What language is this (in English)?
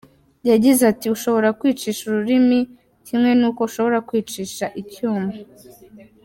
Kinyarwanda